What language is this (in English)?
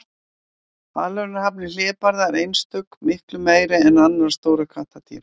Icelandic